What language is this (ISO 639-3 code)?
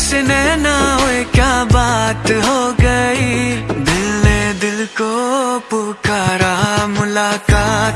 hin